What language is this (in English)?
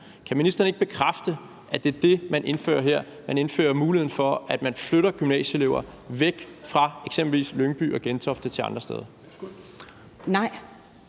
Danish